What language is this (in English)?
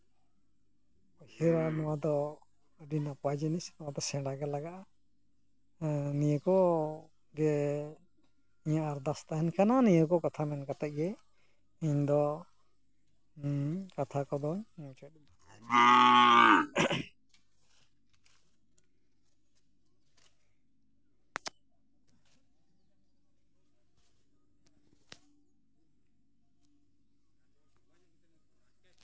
Santali